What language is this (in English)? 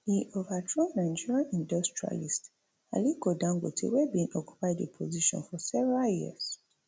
Nigerian Pidgin